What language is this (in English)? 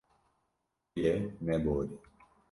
Kurdish